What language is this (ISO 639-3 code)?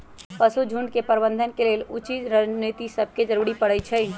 mag